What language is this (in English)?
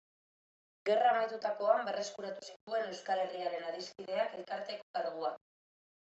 Basque